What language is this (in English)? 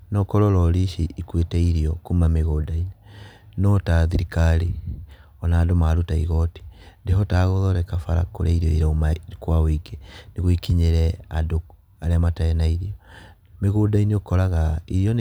Kikuyu